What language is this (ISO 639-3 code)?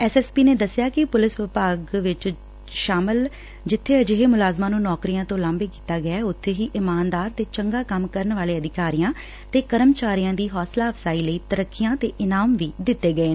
pan